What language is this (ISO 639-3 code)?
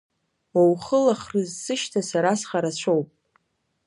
abk